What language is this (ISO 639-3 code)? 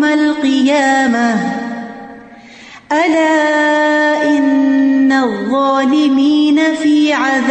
urd